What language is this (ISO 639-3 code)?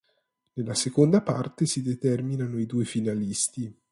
ita